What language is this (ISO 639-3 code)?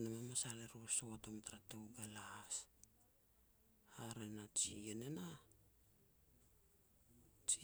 pex